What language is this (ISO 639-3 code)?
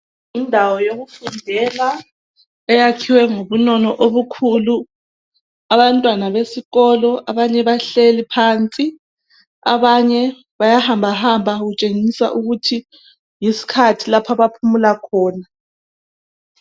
nde